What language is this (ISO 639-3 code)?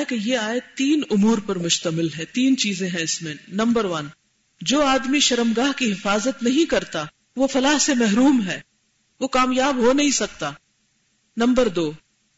urd